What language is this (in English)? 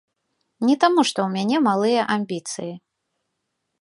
Belarusian